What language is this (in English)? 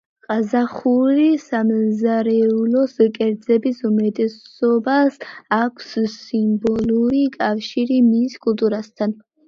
Georgian